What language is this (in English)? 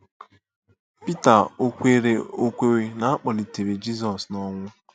Igbo